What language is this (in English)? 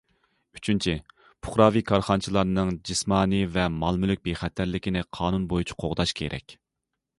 Uyghur